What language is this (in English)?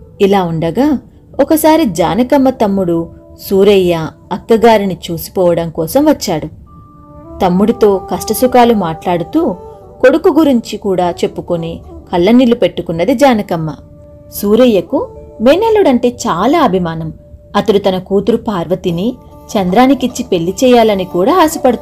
Telugu